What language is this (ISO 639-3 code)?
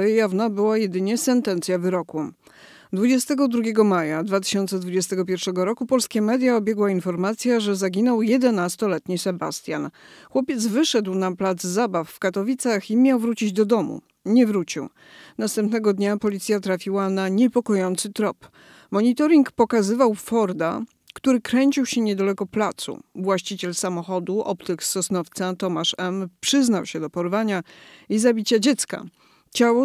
pol